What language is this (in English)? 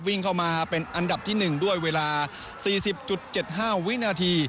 Thai